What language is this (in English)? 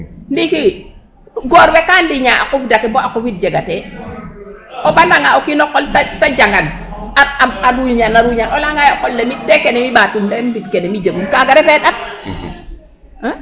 Serer